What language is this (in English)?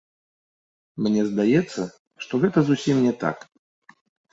Belarusian